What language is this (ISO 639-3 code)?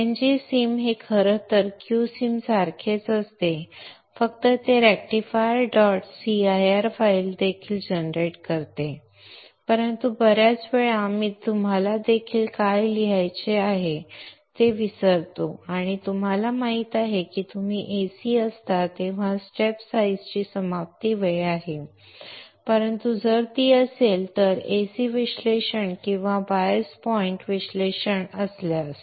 mar